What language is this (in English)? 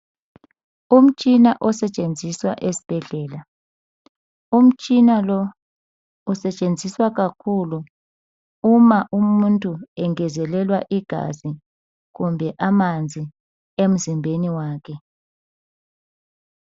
North Ndebele